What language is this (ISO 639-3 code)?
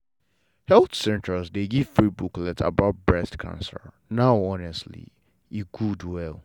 pcm